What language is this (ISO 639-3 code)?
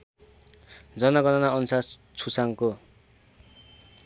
nep